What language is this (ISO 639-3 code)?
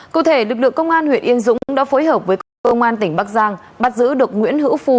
vie